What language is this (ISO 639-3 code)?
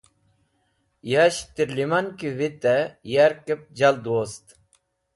wbl